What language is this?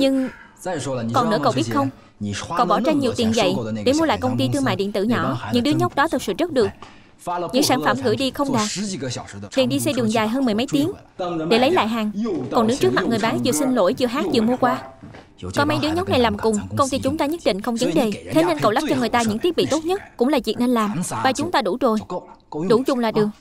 Vietnamese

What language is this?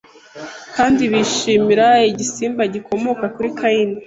Kinyarwanda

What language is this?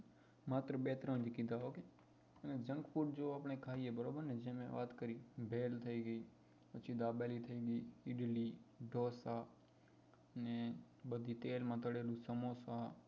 Gujarati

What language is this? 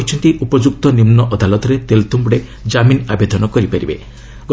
Odia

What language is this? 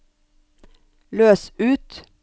Norwegian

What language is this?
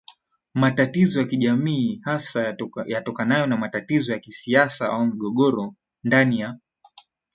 Swahili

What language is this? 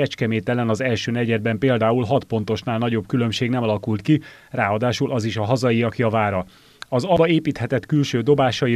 Hungarian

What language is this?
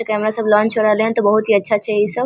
Maithili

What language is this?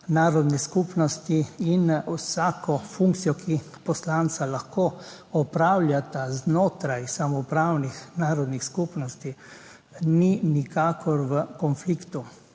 Slovenian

